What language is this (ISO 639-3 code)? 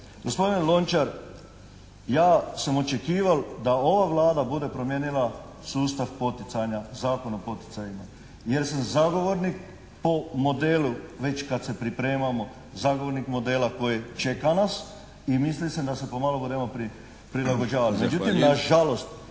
hrv